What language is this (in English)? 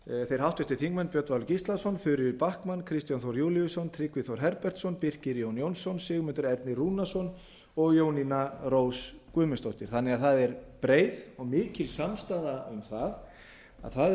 Icelandic